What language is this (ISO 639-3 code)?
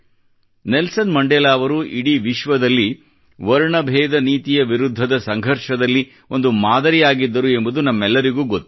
kan